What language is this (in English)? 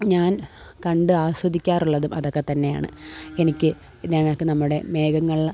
Malayalam